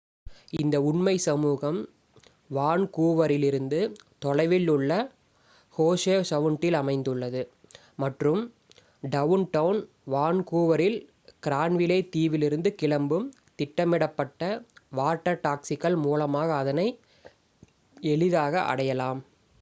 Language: Tamil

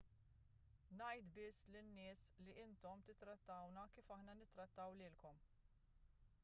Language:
Maltese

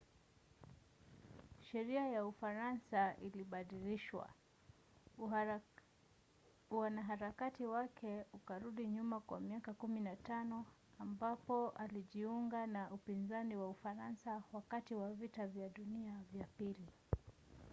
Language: Swahili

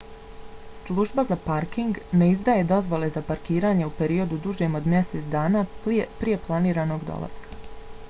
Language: Bosnian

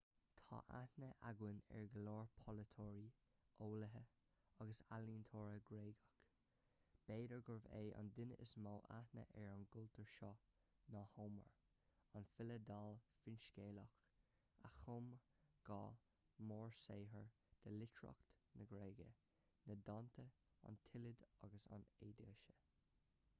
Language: Irish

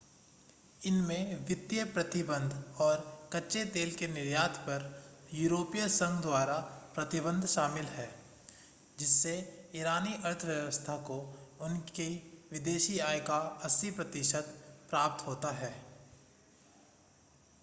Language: Hindi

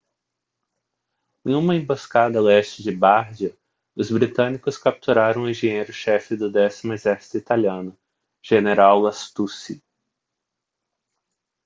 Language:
Portuguese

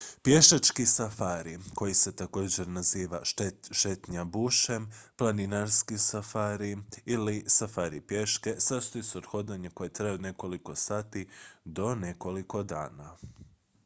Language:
Croatian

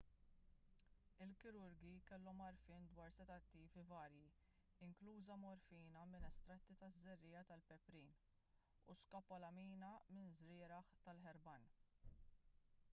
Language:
Maltese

